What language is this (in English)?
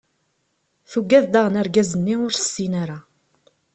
Kabyle